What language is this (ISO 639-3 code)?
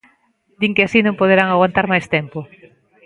glg